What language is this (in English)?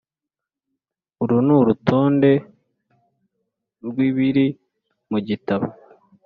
Kinyarwanda